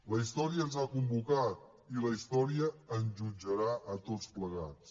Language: Catalan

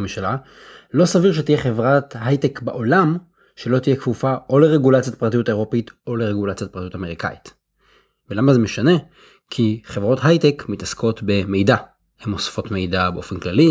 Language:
Hebrew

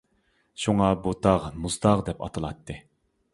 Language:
Uyghur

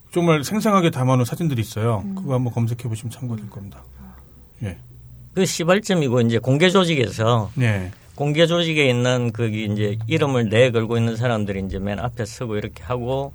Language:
Korean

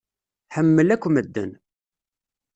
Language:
Kabyle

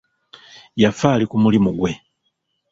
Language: Ganda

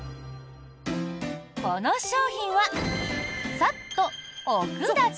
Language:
Japanese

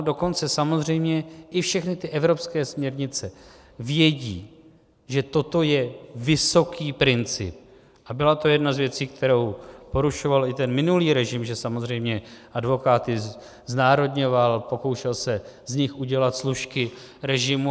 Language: Czech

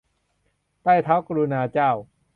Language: Thai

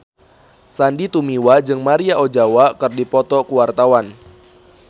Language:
Sundanese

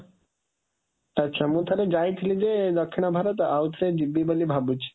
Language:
Odia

